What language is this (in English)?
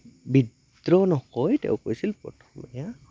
Assamese